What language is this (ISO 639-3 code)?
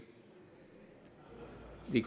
dan